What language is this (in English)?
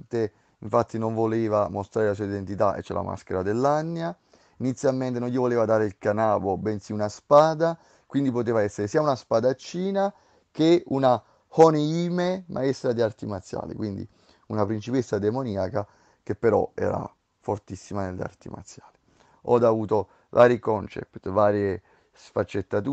Italian